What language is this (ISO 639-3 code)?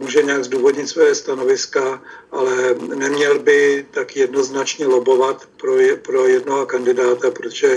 ces